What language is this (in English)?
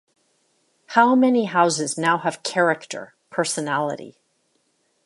English